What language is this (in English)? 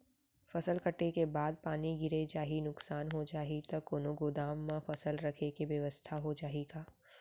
Chhattisgarhi